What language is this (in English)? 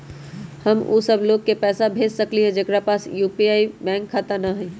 Magahi